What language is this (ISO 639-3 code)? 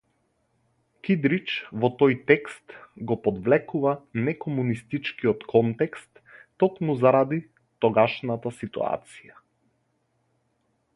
mkd